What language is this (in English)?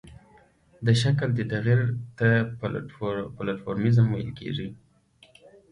Pashto